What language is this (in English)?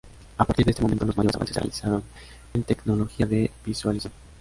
Spanish